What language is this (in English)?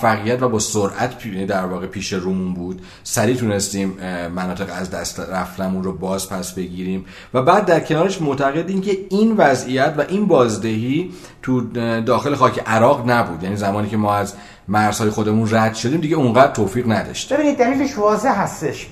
Persian